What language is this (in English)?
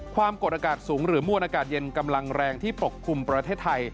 Thai